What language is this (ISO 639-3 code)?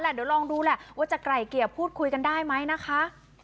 tha